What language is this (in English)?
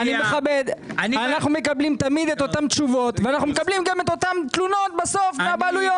Hebrew